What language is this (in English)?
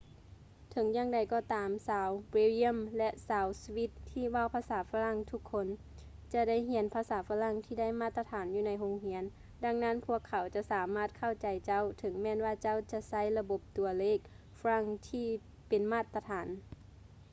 Lao